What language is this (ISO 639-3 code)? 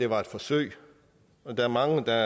dan